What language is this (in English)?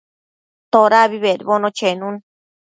Matsés